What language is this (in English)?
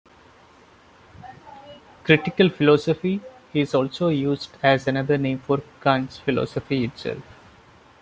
English